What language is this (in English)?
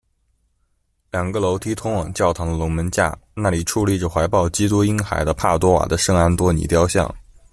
Chinese